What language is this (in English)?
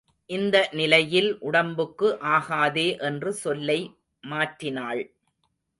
Tamil